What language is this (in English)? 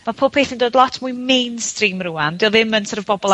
Welsh